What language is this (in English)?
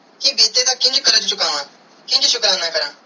Punjabi